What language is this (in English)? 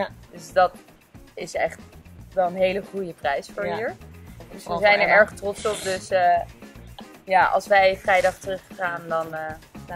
Dutch